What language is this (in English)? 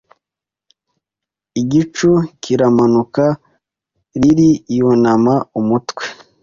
Kinyarwanda